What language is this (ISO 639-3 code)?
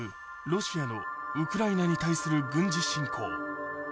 jpn